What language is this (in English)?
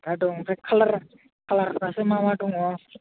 Bodo